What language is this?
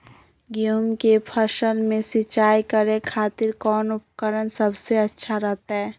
Magahi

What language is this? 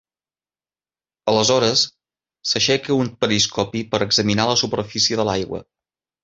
Catalan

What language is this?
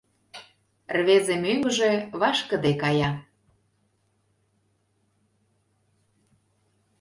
Mari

